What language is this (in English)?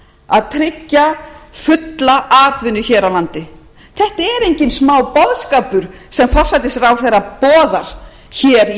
Icelandic